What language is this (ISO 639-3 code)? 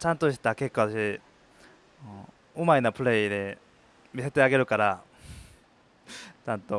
jpn